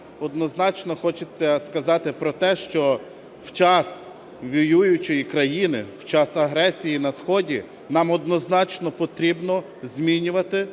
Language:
Ukrainian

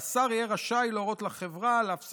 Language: Hebrew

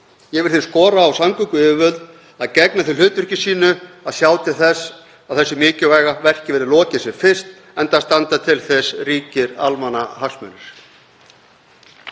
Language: Icelandic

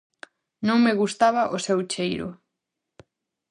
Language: Galician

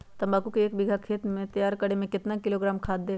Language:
Magahi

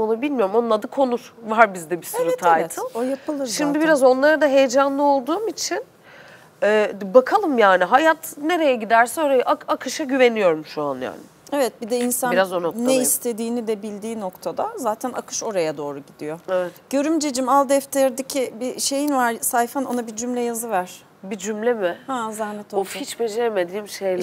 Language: Turkish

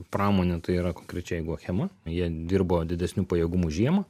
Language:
Lithuanian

